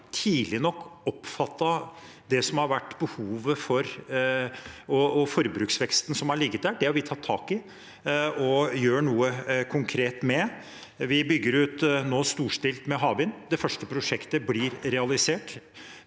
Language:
Norwegian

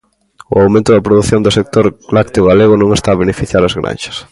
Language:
Galician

